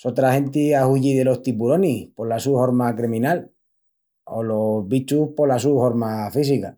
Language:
Extremaduran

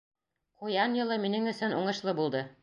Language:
Bashkir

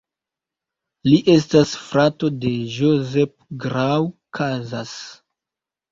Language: Esperanto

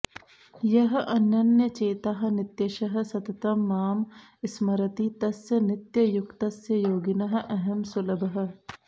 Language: Sanskrit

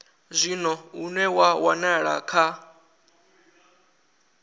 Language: Venda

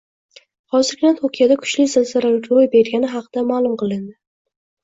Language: Uzbek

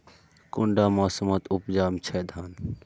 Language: Magahi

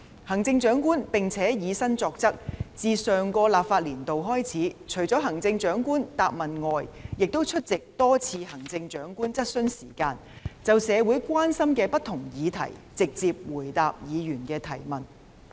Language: Cantonese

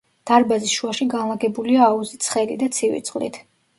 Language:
Georgian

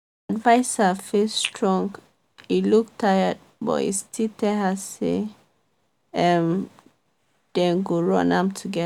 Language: Nigerian Pidgin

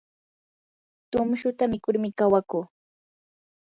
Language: Yanahuanca Pasco Quechua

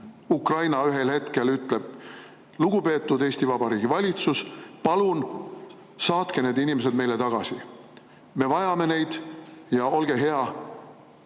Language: Estonian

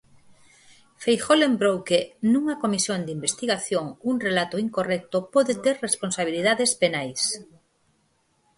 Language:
Galician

